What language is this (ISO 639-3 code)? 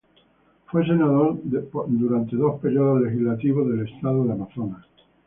spa